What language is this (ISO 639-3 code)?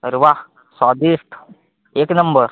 mar